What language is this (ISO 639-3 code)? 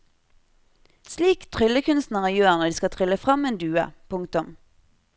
nor